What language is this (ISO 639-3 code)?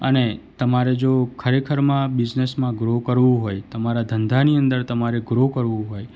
guj